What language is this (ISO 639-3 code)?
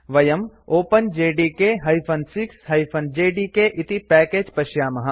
san